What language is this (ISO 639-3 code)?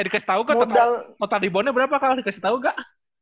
ind